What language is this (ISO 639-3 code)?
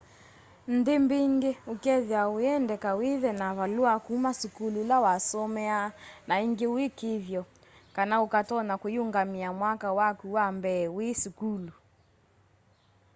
kam